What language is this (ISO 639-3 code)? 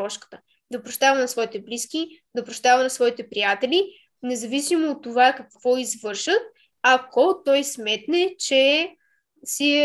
bul